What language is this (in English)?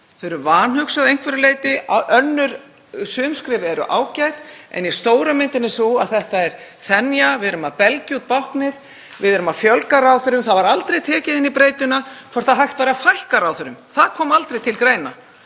Icelandic